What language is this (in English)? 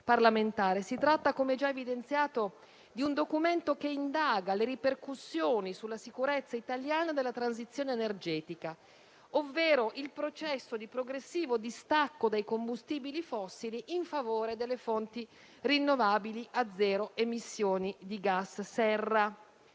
Italian